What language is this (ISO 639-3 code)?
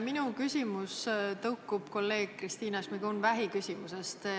est